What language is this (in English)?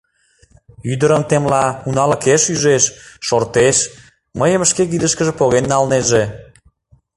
Mari